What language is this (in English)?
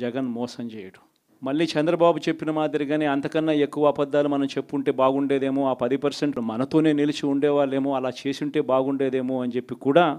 Telugu